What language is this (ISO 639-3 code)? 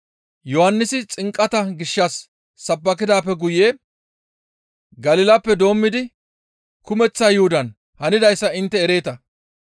gmv